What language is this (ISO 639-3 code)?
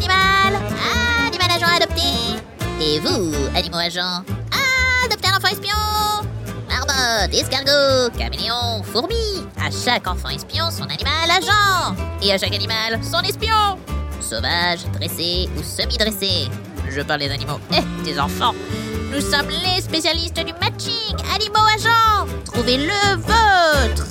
fra